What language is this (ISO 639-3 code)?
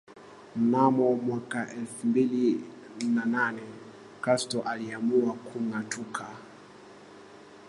swa